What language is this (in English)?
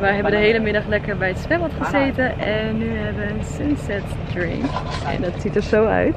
Dutch